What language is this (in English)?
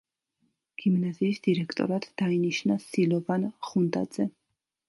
Georgian